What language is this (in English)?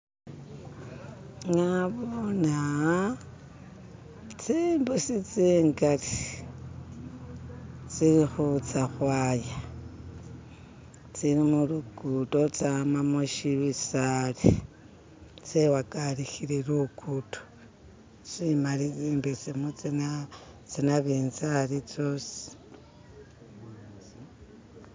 Masaaba